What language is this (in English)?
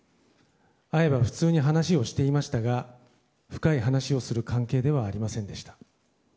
Japanese